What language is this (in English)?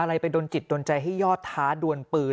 Thai